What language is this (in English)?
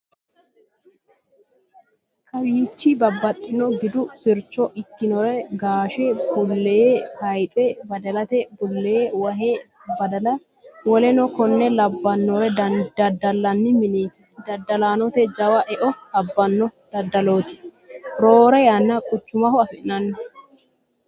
Sidamo